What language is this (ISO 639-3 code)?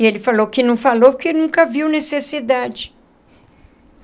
por